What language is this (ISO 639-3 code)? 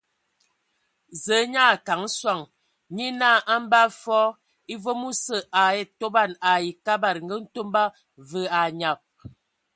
ewo